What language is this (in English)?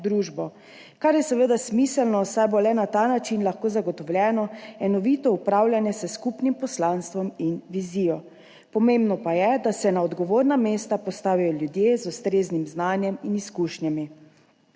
Slovenian